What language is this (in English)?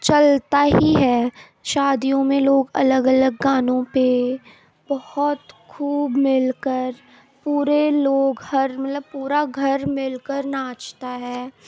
Urdu